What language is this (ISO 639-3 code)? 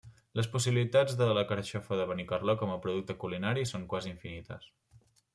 cat